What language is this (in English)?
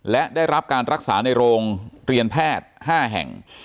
Thai